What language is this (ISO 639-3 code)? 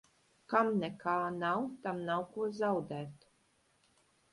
lav